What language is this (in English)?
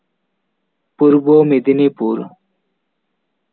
Santali